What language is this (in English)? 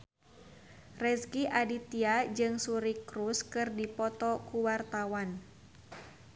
Sundanese